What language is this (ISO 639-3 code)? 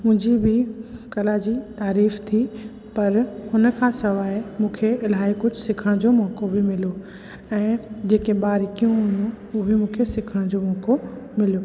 snd